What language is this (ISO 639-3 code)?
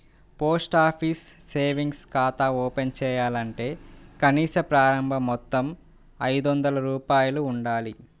tel